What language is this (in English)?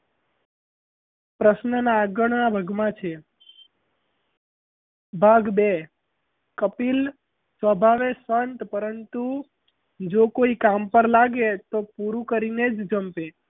Gujarati